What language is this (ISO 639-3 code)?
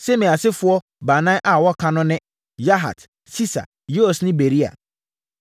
aka